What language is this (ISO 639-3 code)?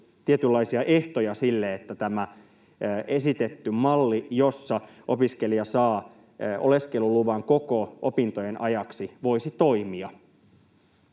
fin